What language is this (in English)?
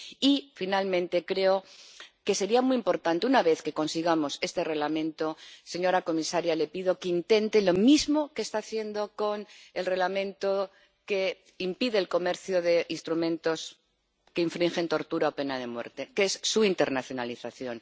Spanish